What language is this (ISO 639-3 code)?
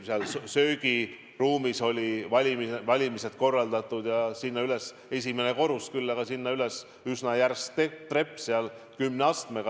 est